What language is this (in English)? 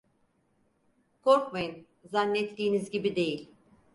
Turkish